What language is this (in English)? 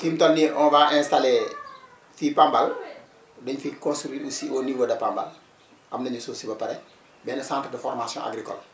Wolof